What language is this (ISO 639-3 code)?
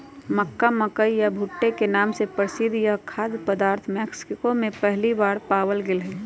mag